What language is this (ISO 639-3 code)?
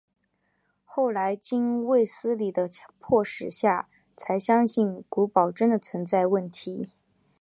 zho